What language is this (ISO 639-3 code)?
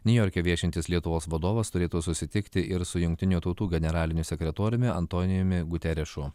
lit